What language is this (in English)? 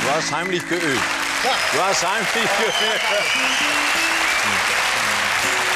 German